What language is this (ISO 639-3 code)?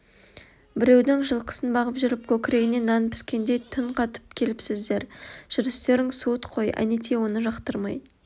kaz